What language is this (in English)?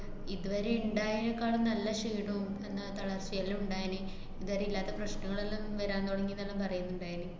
Malayalam